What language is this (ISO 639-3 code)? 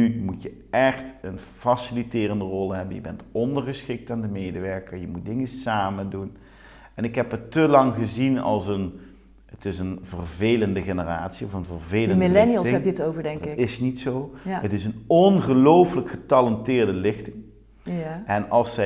nld